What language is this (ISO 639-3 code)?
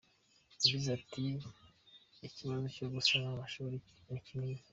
kin